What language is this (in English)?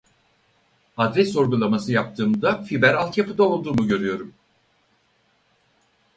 Turkish